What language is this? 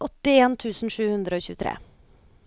Norwegian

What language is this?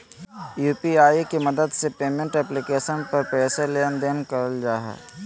Magahi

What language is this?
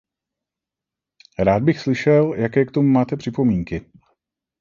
Czech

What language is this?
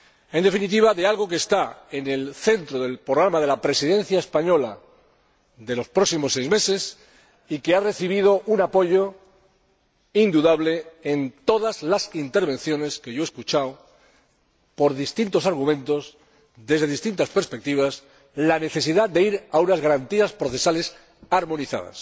Spanish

